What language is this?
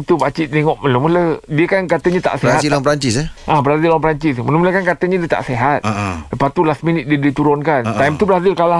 Malay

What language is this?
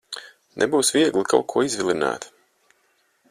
Latvian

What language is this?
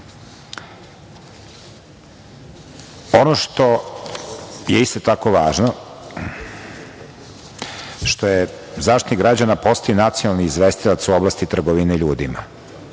Serbian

